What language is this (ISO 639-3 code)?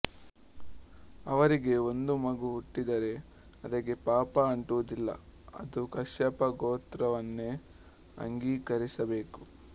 kan